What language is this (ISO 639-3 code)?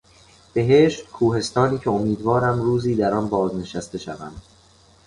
fas